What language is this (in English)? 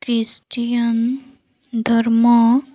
Odia